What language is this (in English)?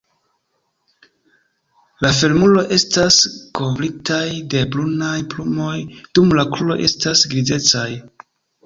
Esperanto